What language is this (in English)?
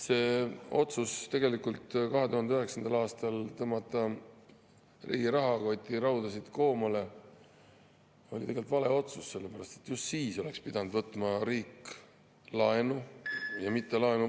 Estonian